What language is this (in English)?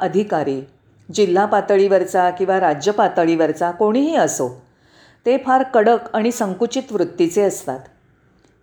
Marathi